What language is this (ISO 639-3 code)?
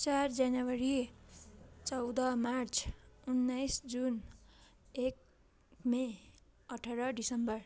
nep